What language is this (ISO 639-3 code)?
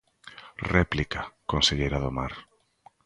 glg